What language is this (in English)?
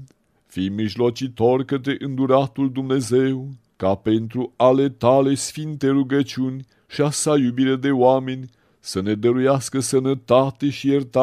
Romanian